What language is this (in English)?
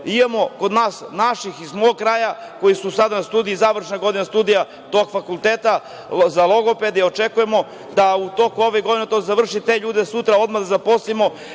Serbian